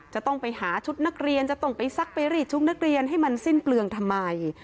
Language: Thai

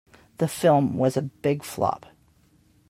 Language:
English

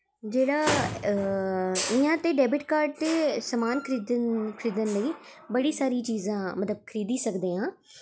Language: Dogri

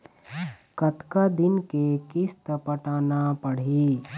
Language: Chhattisgarhi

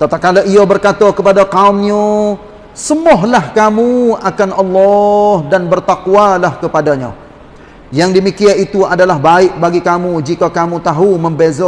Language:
Malay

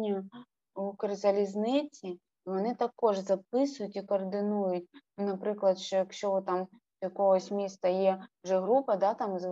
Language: Ukrainian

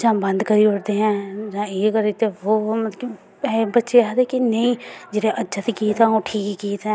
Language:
Dogri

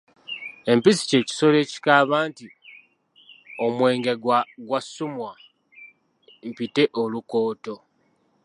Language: Ganda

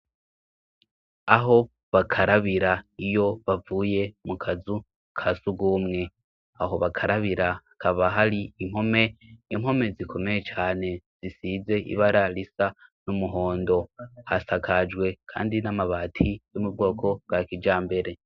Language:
Rundi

